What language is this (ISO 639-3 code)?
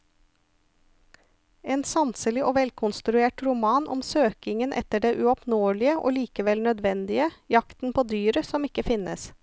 nor